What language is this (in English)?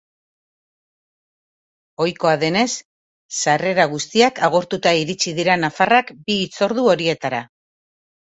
Basque